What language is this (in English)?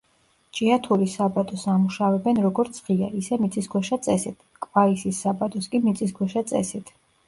Georgian